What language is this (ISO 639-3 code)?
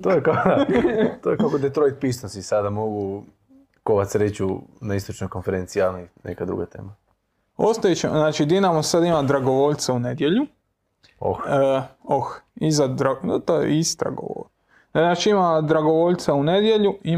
hrv